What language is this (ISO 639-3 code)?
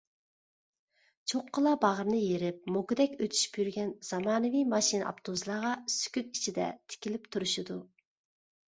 uig